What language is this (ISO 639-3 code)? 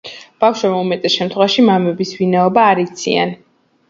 kat